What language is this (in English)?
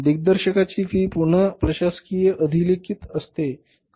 Marathi